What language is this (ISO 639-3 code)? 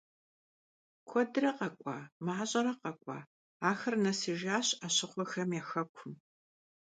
kbd